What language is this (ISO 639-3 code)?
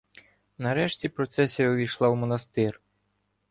ukr